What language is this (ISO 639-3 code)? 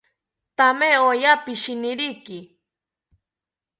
cpy